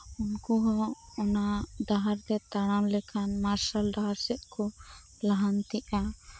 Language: Santali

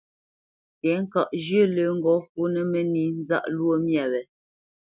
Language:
Bamenyam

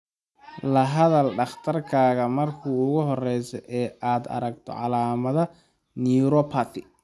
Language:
Somali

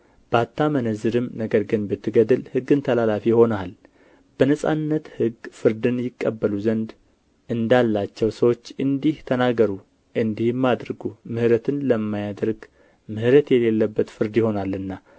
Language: Amharic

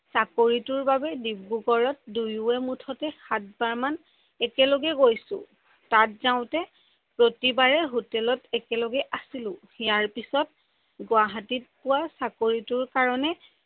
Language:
Assamese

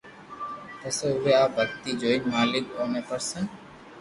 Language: Loarki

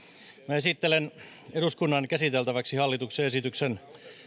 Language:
Finnish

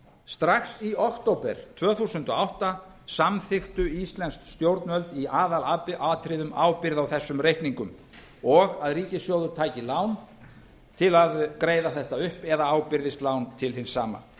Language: Icelandic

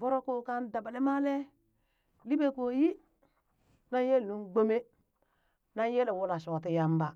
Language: Burak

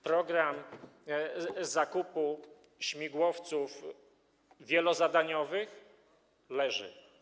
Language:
Polish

